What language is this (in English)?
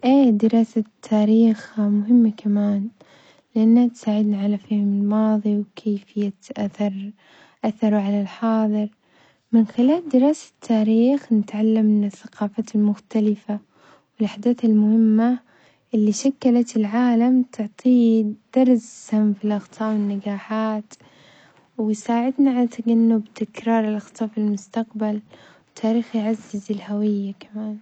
Omani Arabic